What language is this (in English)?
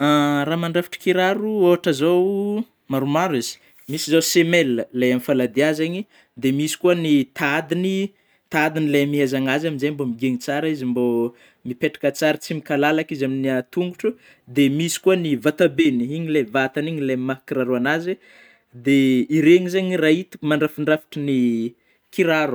Northern Betsimisaraka Malagasy